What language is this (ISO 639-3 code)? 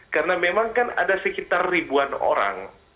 ind